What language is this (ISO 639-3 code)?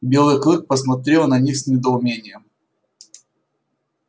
rus